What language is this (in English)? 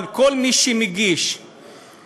Hebrew